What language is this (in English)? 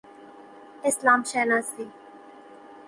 Persian